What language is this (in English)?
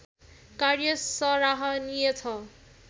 Nepali